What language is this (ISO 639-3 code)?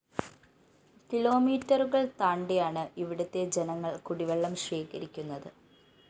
mal